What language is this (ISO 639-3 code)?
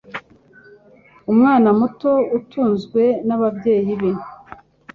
kin